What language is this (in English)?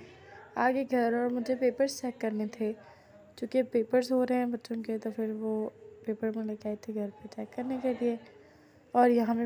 Hindi